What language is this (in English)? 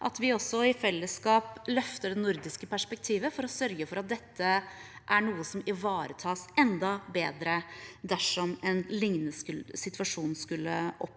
Norwegian